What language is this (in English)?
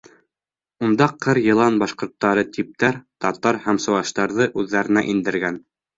Bashkir